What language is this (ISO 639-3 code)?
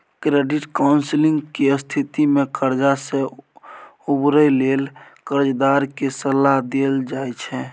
mai